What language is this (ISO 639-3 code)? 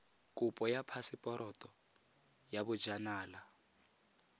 tsn